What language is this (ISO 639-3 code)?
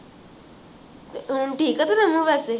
pan